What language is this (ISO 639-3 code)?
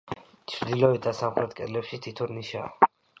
kat